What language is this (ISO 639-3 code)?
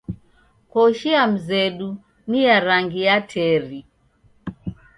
dav